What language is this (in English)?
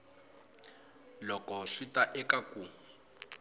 Tsonga